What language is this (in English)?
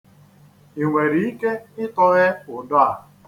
Igbo